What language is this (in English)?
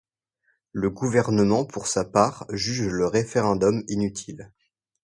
French